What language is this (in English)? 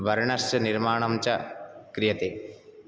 Sanskrit